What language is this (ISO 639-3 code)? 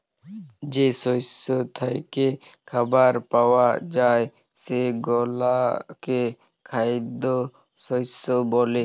ben